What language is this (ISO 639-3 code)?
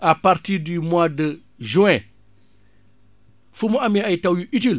wol